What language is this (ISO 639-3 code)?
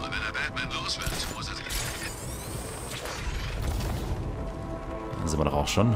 deu